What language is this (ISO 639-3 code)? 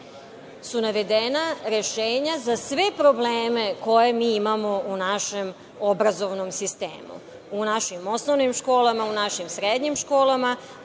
srp